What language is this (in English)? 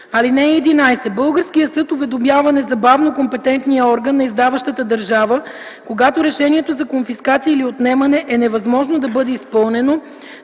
Bulgarian